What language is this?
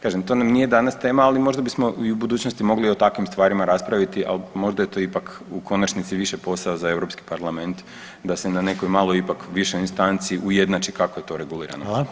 Croatian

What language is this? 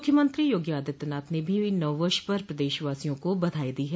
Hindi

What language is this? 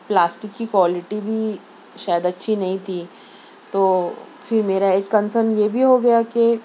Urdu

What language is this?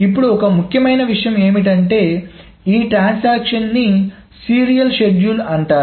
Telugu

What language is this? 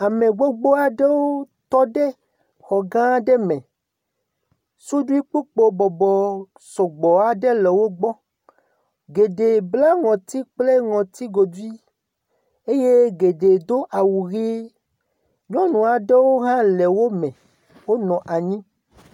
Ewe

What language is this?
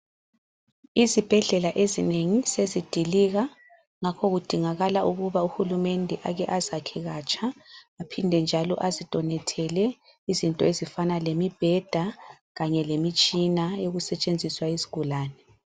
North Ndebele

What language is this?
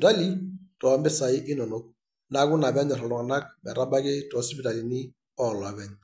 Masai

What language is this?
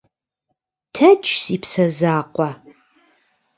Kabardian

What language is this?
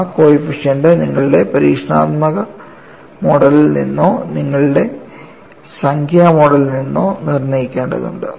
Malayalam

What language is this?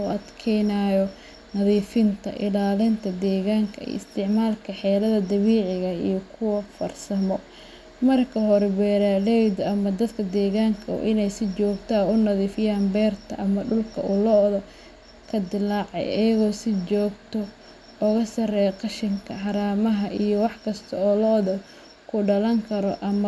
Somali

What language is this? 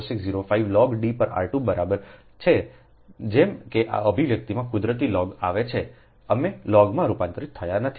Gujarati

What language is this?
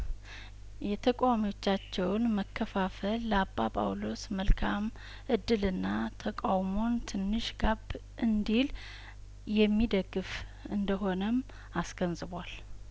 Amharic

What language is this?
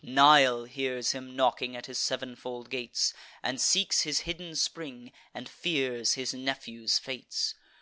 English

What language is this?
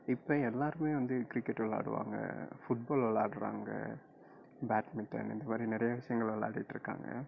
Tamil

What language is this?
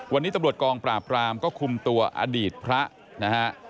Thai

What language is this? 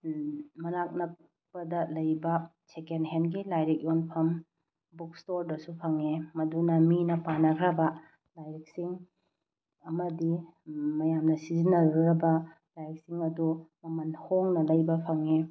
Manipuri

